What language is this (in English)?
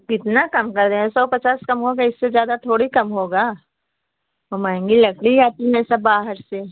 Hindi